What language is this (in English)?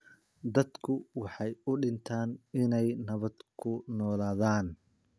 Somali